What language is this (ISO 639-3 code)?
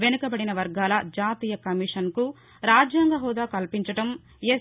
tel